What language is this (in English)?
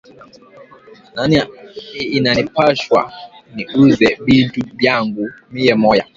Swahili